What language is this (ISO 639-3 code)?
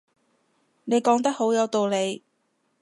yue